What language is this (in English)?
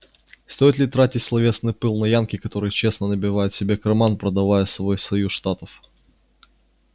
Russian